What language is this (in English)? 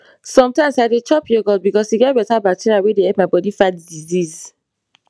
Nigerian Pidgin